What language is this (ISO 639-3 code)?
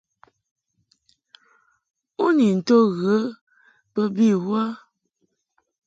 mhk